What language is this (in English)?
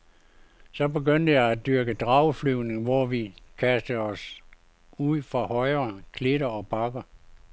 Danish